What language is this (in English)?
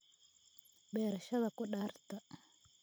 Somali